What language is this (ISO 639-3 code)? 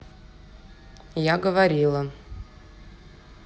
rus